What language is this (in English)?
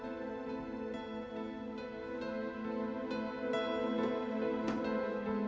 Indonesian